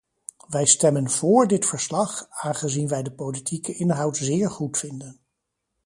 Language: Dutch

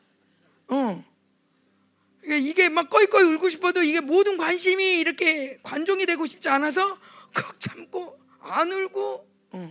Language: Korean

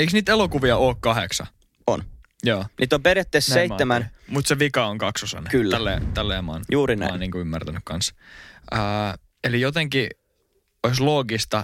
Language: Finnish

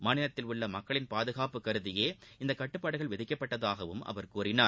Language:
Tamil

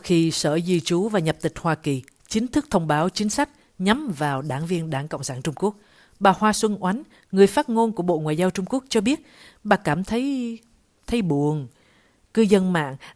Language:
Vietnamese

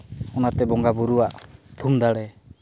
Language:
Santali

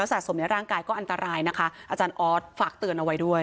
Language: Thai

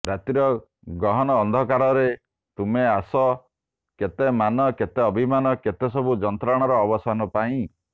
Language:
Odia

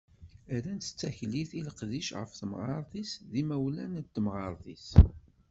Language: Kabyle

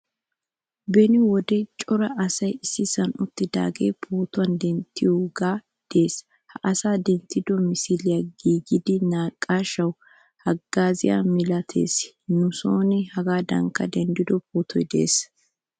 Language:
Wolaytta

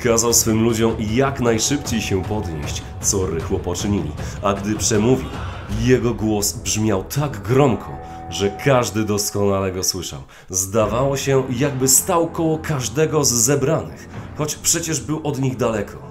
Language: Polish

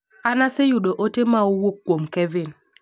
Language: Luo (Kenya and Tanzania)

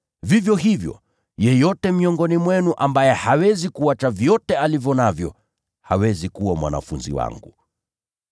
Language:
Swahili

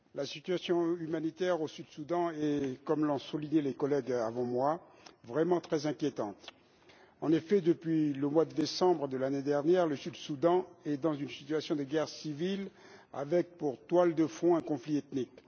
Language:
French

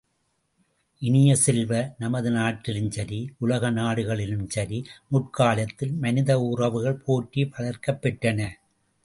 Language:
Tamil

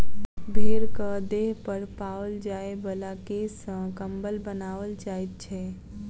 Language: Maithili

